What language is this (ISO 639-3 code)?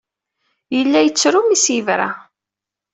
kab